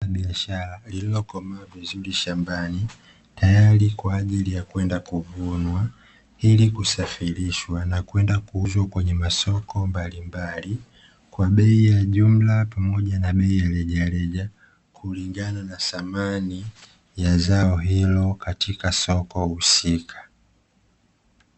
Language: Swahili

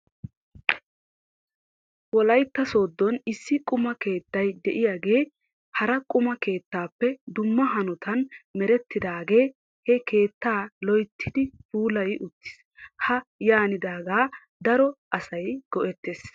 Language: Wolaytta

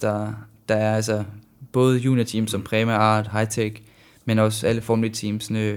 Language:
Danish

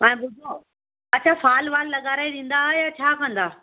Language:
Sindhi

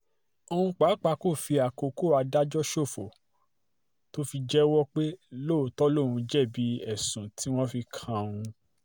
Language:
Yoruba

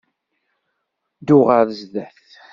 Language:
Kabyle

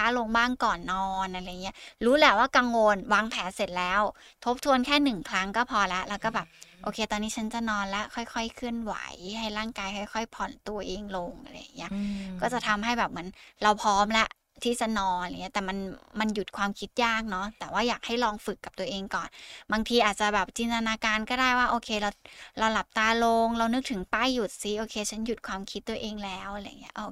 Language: Thai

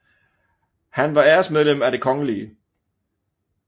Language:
Danish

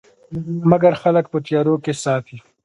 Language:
Pashto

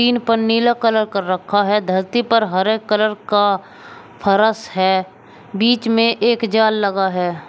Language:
Hindi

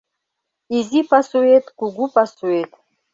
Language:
Mari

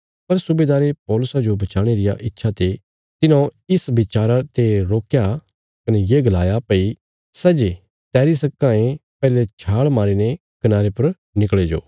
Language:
Bilaspuri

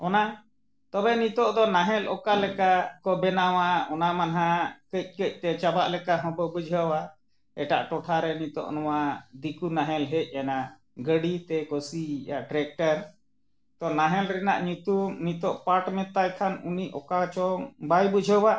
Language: Santali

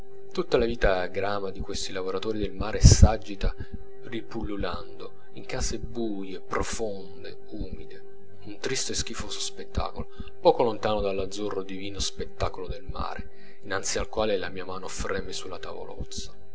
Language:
Italian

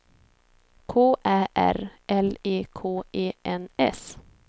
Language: Swedish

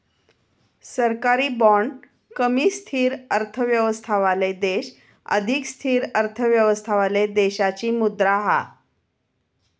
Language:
Marathi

